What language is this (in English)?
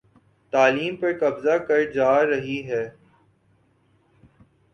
Urdu